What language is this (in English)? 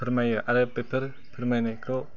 Bodo